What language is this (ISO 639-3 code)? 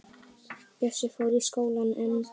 isl